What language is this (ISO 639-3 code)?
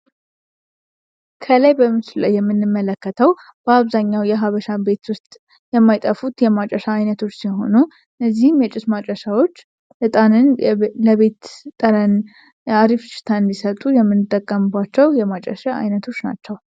amh